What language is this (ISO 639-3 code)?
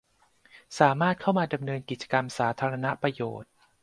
tha